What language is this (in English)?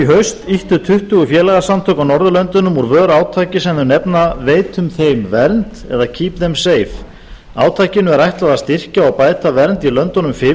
Icelandic